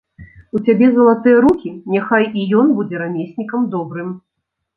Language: Belarusian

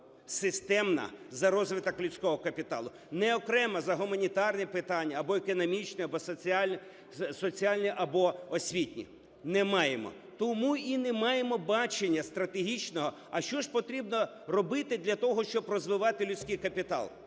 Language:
Ukrainian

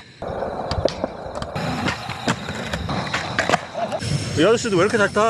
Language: Korean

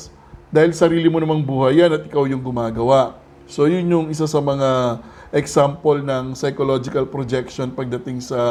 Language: Filipino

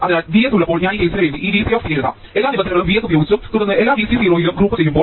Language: Malayalam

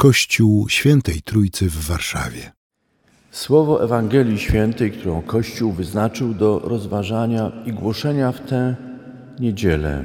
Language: Polish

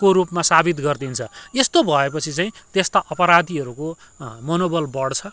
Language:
Nepali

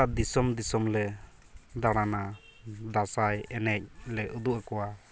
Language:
Santali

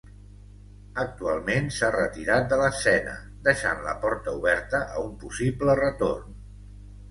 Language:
Catalan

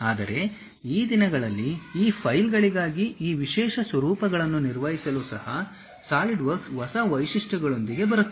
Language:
Kannada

